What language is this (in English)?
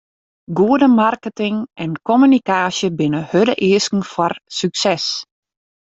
Western Frisian